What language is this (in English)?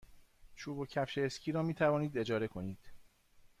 Persian